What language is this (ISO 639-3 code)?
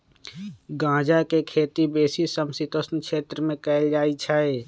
mag